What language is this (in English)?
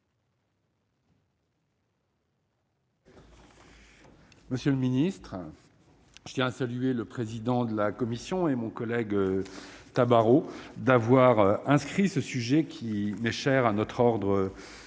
French